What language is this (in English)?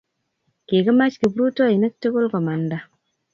Kalenjin